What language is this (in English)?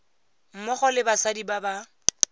Tswana